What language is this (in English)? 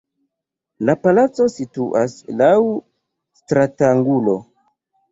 Esperanto